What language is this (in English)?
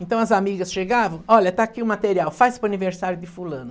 Portuguese